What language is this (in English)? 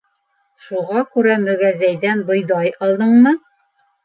Bashkir